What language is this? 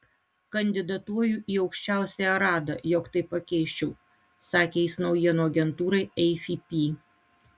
Lithuanian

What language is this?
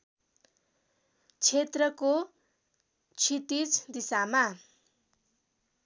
Nepali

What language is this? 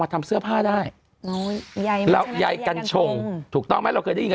Thai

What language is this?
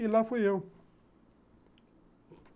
Portuguese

